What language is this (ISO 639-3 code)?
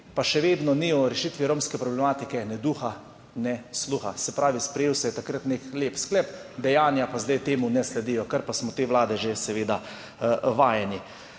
slv